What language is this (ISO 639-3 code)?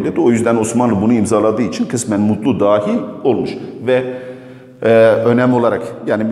tur